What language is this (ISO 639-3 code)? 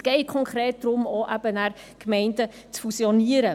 gsw